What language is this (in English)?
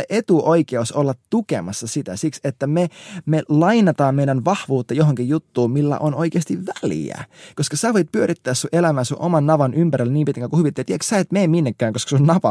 Finnish